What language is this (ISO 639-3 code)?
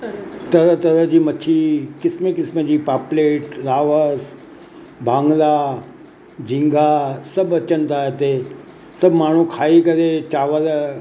snd